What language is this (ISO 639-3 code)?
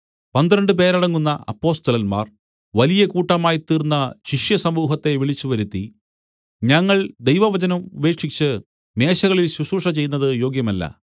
mal